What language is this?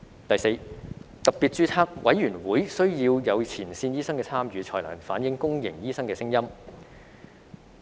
Cantonese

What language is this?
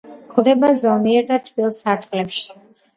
Georgian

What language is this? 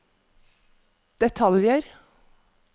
Norwegian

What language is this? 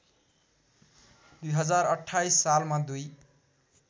Nepali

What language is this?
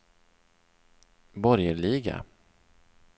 Swedish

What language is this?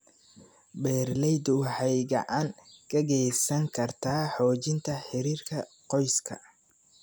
Somali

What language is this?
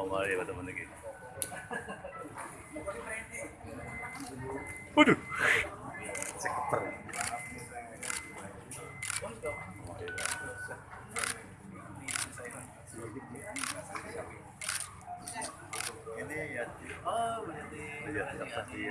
Indonesian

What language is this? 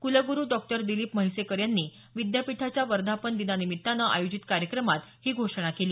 Marathi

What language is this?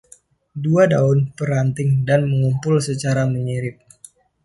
Indonesian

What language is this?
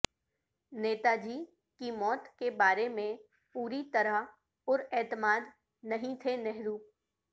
Urdu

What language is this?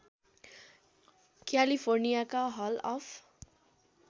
Nepali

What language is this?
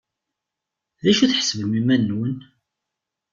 Kabyle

